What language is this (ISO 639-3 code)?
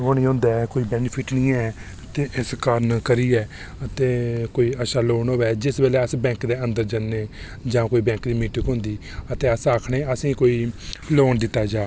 doi